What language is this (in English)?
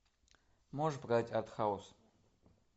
Russian